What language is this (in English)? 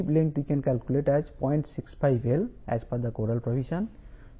Telugu